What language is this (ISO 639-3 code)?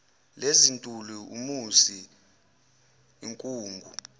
zul